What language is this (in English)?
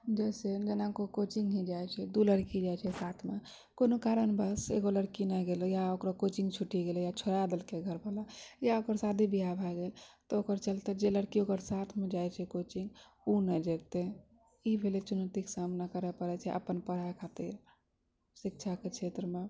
Maithili